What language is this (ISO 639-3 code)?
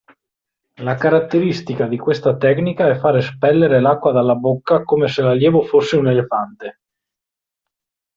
ita